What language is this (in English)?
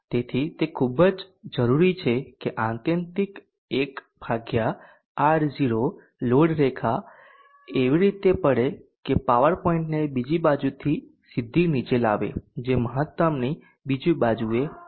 Gujarati